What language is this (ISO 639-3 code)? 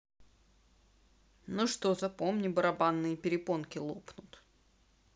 rus